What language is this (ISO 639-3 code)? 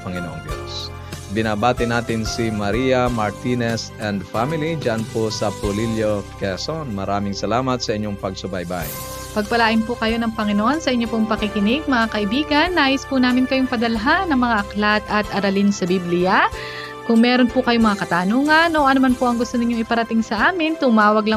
fil